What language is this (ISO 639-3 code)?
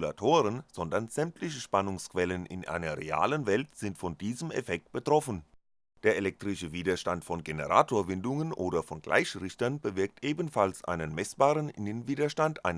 deu